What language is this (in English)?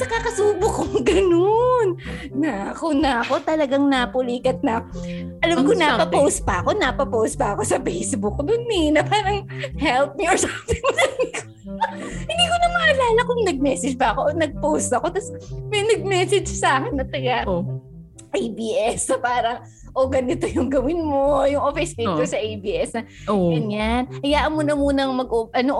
Filipino